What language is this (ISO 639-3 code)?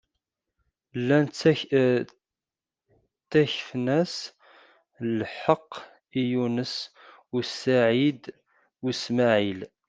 kab